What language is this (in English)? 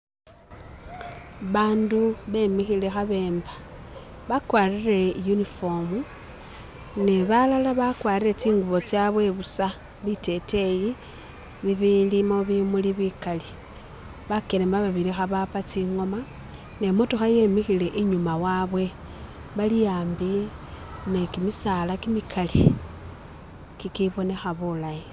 Masaaba